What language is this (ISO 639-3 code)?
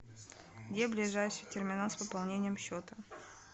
rus